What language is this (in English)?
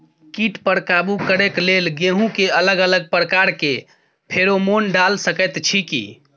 Maithili